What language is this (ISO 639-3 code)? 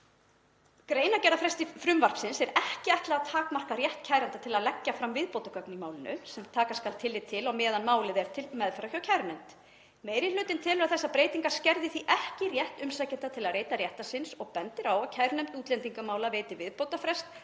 isl